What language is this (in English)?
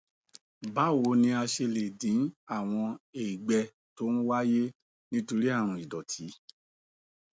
Yoruba